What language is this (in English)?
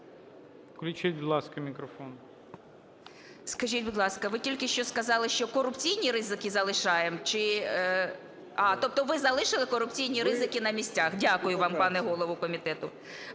Ukrainian